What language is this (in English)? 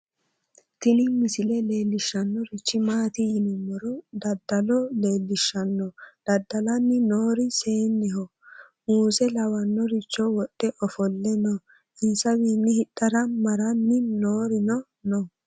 Sidamo